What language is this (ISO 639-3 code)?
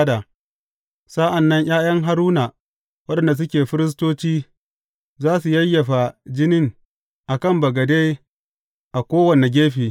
hau